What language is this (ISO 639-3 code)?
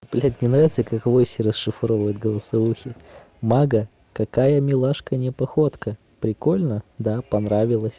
rus